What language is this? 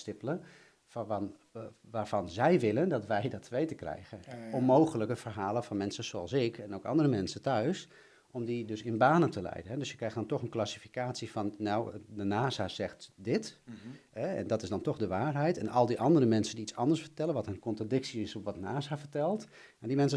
Dutch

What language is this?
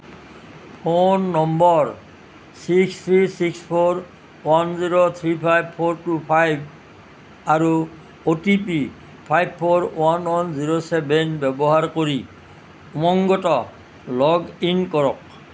Assamese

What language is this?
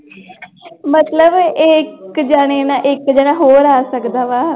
Punjabi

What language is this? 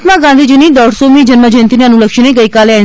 Gujarati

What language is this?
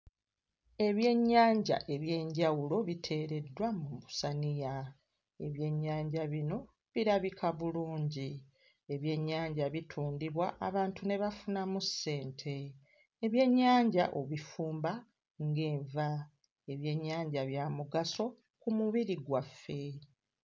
Ganda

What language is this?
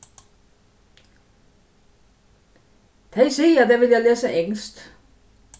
Faroese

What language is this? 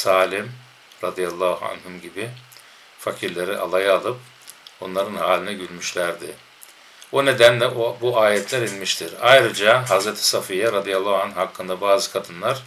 Turkish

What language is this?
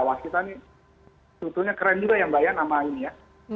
Indonesian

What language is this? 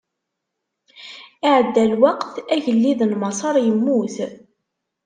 Kabyle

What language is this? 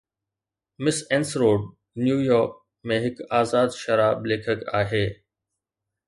Sindhi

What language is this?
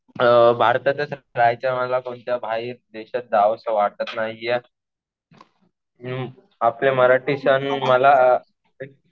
Marathi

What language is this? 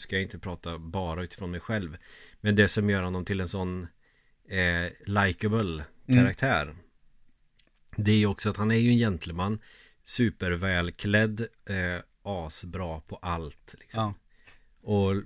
Swedish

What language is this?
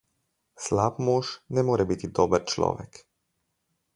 Slovenian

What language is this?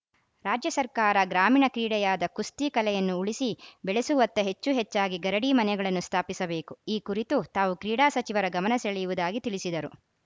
Kannada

